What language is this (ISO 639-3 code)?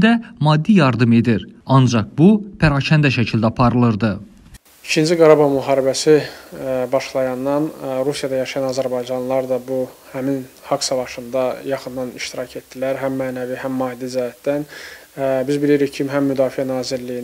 tur